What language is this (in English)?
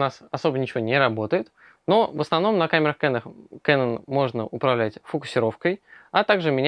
Russian